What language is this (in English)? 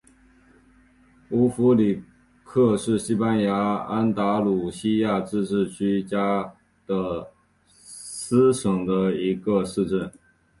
Chinese